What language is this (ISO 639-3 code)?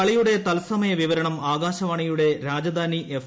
mal